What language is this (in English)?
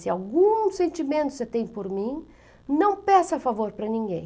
Portuguese